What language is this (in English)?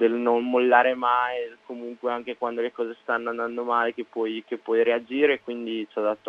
Italian